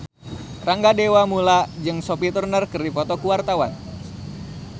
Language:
Sundanese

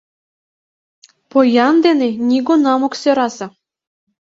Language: Mari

